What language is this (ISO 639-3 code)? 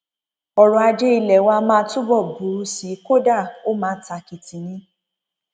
yor